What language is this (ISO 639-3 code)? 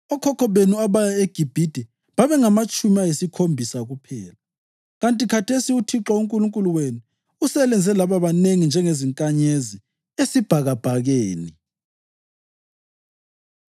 nde